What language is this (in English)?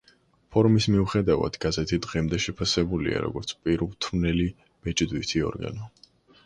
Georgian